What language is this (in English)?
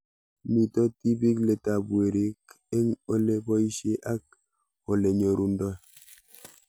Kalenjin